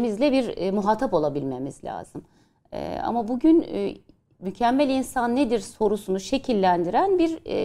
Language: Turkish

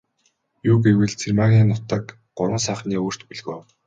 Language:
Mongolian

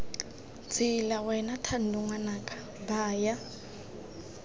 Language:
Tswana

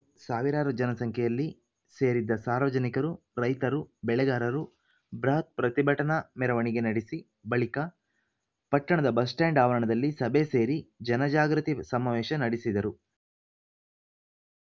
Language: Kannada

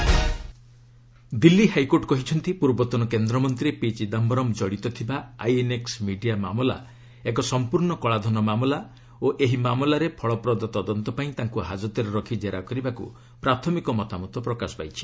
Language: Odia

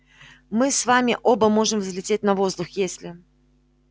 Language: Russian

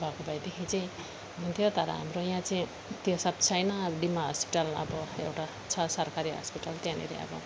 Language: Nepali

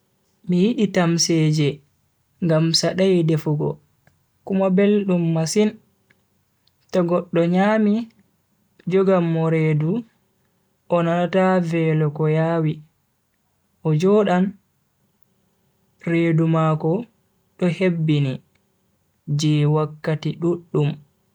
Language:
Bagirmi Fulfulde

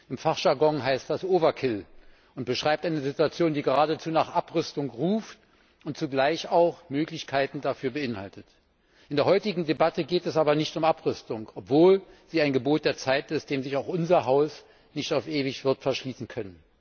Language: German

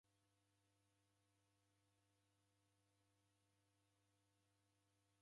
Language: Taita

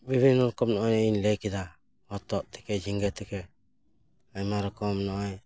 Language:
Santali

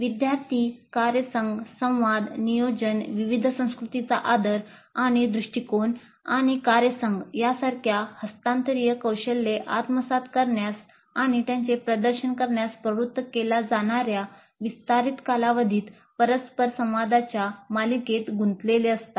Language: Marathi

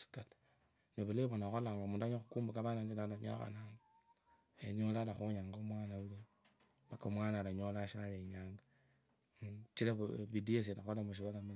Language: Kabras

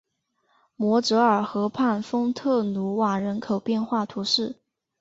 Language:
Chinese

